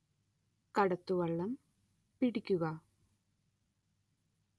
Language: Malayalam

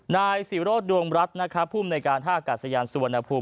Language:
Thai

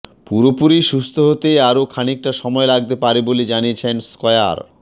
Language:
Bangla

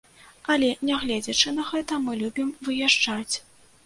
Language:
Belarusian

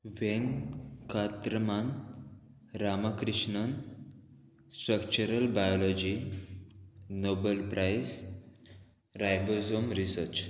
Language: Konkani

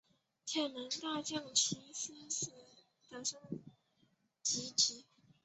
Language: Chinese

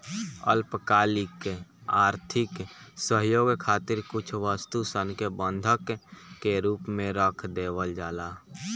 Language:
Bhojpuri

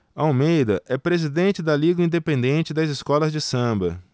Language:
Portuguese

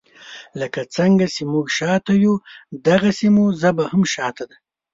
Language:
Pashto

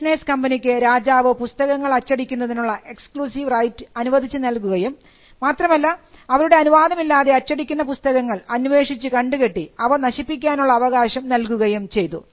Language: Malayalam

